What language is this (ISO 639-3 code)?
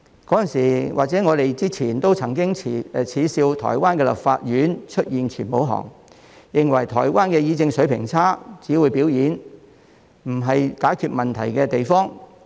yue